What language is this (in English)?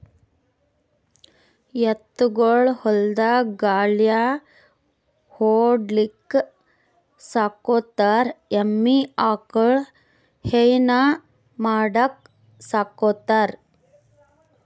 Kannada